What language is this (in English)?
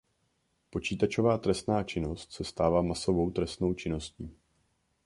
Czech